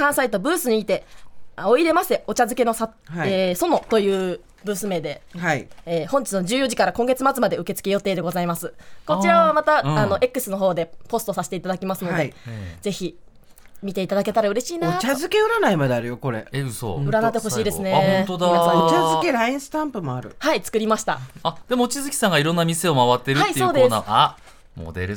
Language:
Japanese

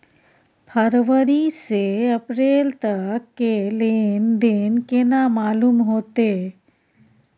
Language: Maithili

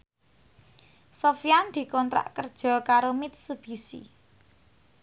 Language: Javanese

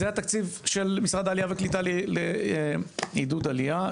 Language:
Hebrew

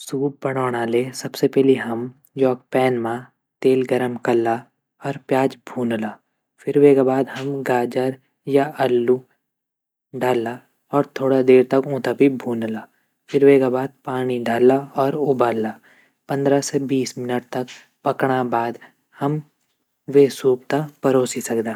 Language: Garhwali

